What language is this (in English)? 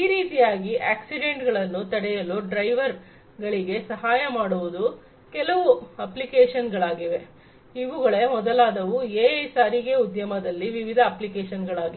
Kannada